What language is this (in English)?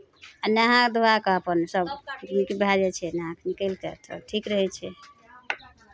Maithili